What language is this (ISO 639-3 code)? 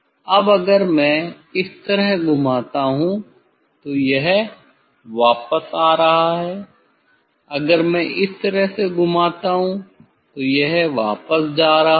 hin